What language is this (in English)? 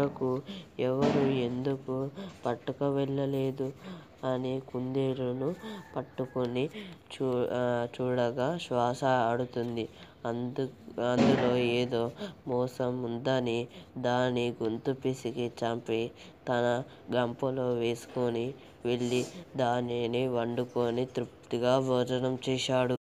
Telugu